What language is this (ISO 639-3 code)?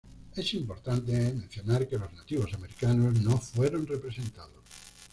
spa